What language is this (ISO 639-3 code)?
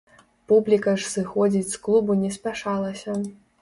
bel